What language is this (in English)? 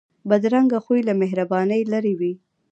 Pashto